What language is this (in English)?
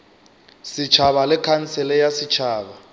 Northern Sotho